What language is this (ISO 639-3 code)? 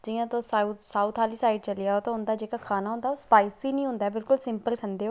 doi